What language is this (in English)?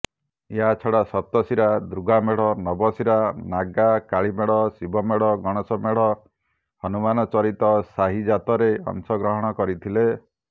Odia